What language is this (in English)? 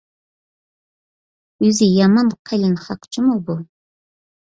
Uyghur